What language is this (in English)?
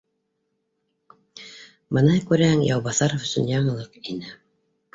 Bashkir